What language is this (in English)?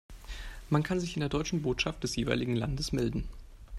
German